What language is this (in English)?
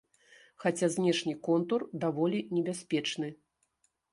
Belarusian